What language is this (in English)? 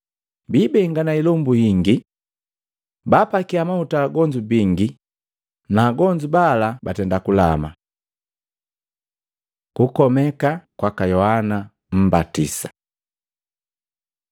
Matengo